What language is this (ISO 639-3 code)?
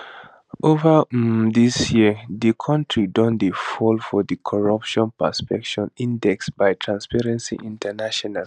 pcm